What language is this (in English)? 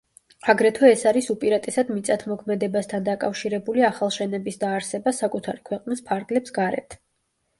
Georgian